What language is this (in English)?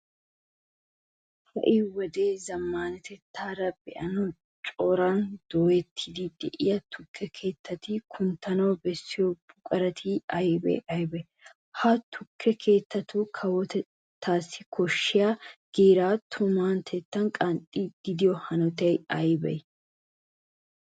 Wolaytta